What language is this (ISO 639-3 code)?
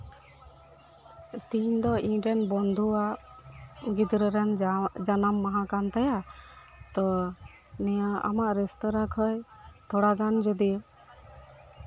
sat